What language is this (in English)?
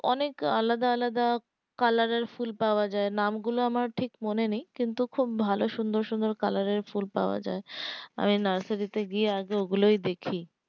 Bangla